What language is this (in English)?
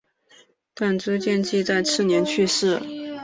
Chinese